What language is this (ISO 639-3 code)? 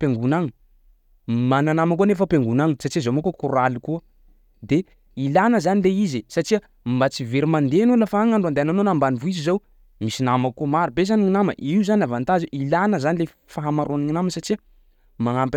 skg